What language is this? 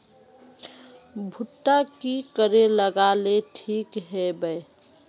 Magahi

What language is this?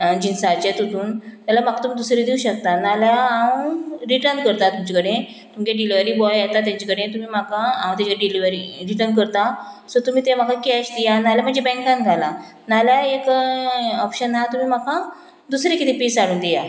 Konkani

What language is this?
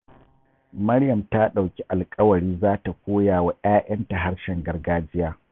Hausa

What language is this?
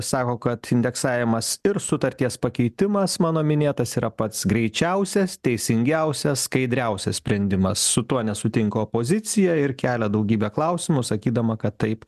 Lithuanian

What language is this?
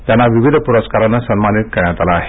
Marathi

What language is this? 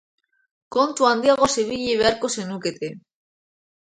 Basque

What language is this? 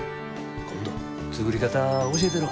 Japanese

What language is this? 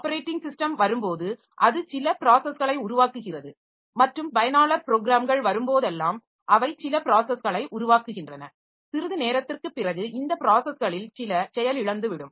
Tamil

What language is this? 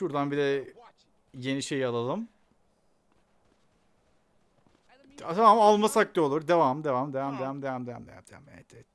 Turkish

